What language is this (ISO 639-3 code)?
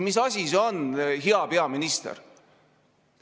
est